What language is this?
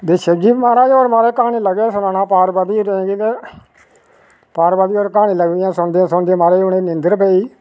Dogri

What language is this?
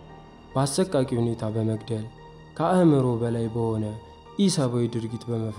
Arabic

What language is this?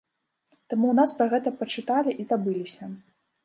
Belarusian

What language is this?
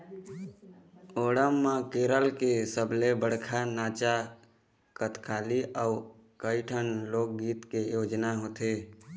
Chhattisgarhi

